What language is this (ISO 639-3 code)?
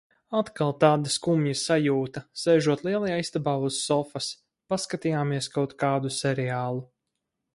lav